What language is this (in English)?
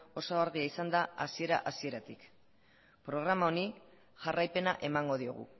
Basque